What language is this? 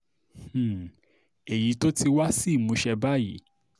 Yoruba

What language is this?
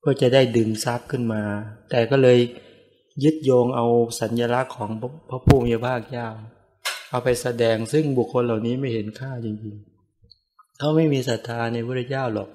Thai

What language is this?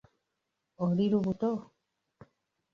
Ganda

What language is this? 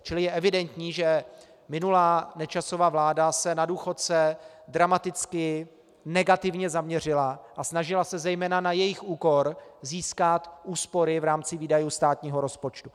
Czech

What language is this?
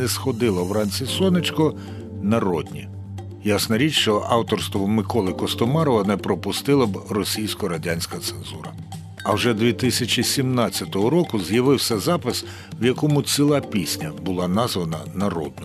Ukrainian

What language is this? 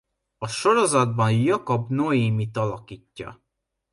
Hungarian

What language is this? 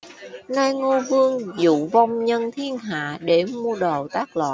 Vietnamese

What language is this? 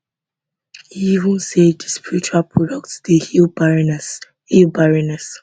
Nigerian Pidgin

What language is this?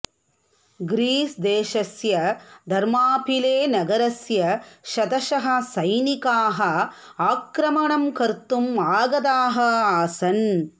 Sanskrit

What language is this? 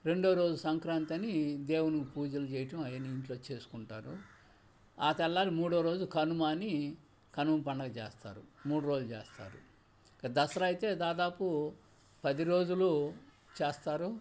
Telugu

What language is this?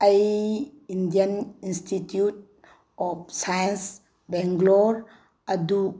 Manipuri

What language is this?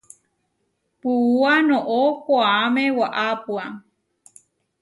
Huarijio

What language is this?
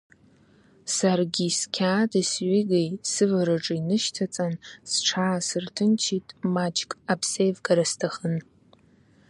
Abkhazian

